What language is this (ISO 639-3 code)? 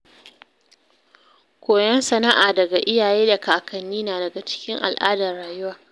hau